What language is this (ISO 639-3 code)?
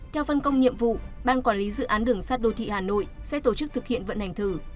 vie